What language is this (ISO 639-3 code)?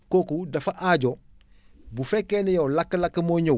wol